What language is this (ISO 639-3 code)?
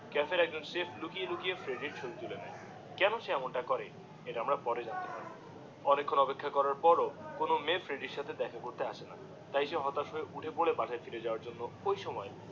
ben